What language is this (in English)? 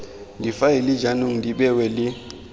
Tswana